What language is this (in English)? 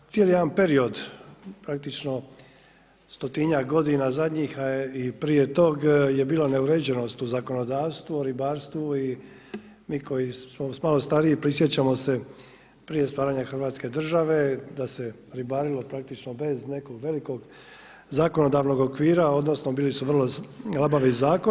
Croatian